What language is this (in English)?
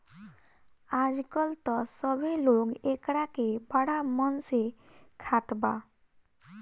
Bhojpuri